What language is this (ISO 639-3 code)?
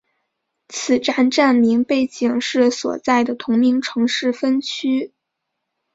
zho